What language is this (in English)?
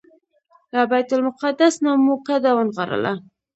Pashto